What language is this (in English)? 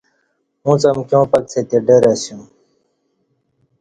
Kati